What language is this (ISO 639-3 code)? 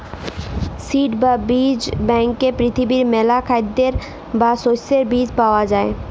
ben